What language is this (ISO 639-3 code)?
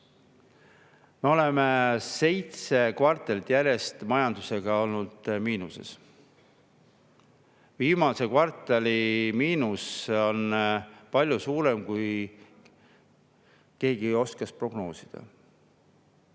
est